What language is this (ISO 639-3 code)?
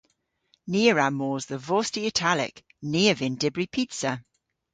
cor